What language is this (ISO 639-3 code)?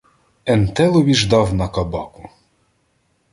ukr